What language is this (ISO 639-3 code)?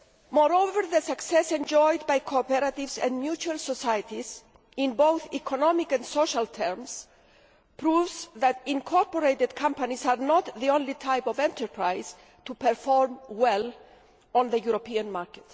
eng